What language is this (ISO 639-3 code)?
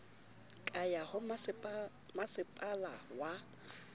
sot